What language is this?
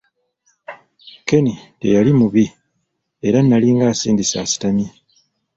Ganda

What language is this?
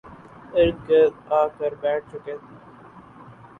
Urdu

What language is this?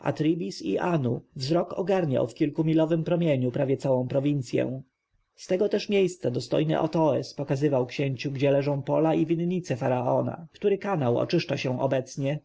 Polish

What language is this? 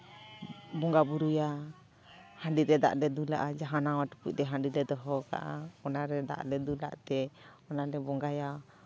Santali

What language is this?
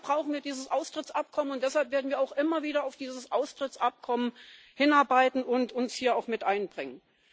German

